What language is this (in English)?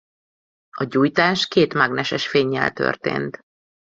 Hungarian